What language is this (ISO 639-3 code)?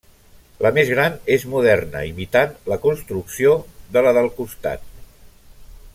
cat